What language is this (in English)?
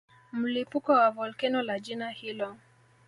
Swahili